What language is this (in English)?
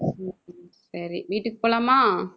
Tamil